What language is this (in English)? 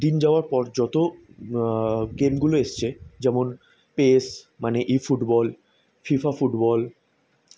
Bangla